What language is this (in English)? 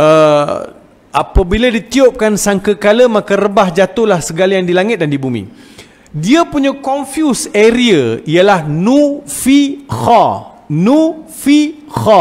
Malay